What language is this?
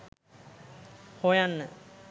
Sinhala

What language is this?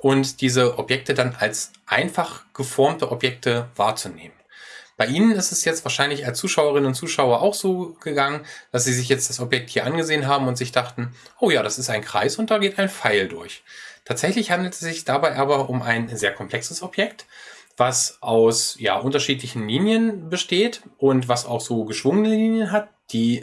German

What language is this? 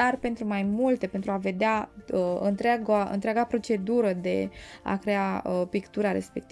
Romanian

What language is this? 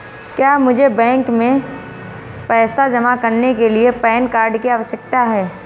Hindi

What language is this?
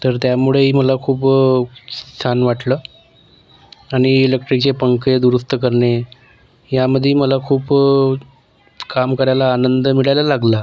Marathi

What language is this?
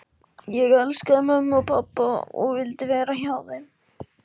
Icelandic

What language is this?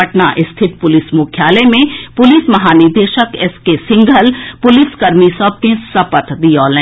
Maithili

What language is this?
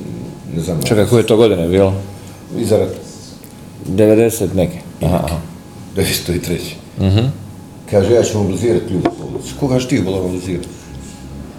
Croatian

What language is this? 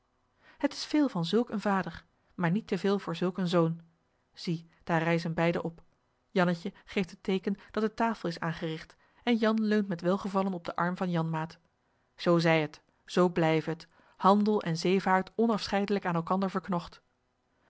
Dutch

